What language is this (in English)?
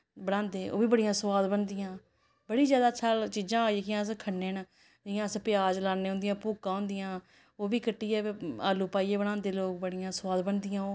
Dogri